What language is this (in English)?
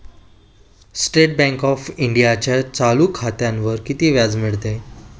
Marathi